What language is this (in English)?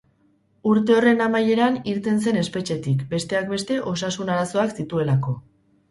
Basque